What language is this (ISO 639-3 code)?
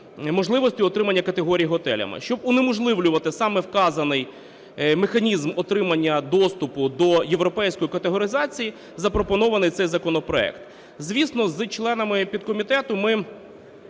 ukr